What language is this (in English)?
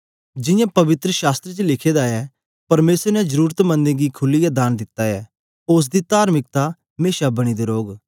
Dogri